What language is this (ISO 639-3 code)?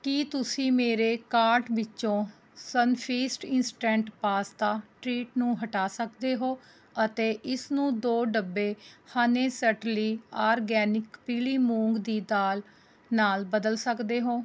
pan